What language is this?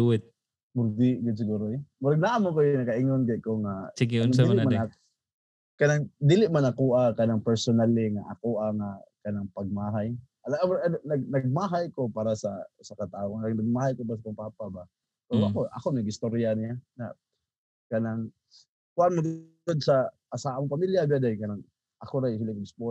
Filipino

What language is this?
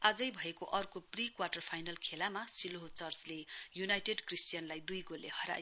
Nepali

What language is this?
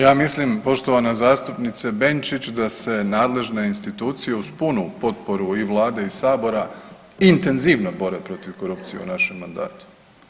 Croatian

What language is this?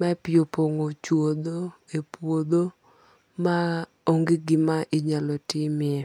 Luo (Kenya and Tanzania)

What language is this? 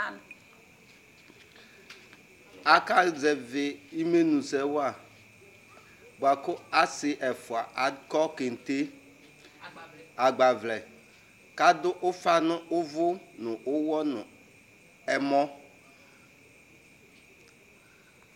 Ikposo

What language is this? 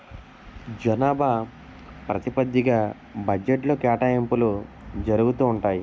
Telugu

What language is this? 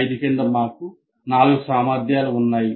Telugu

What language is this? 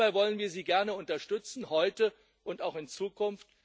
German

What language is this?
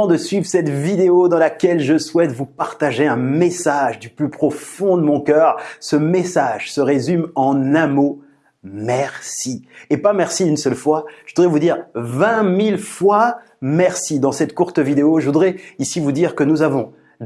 French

